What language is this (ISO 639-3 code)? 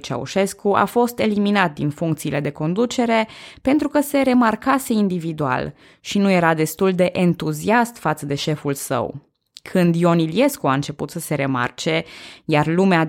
ron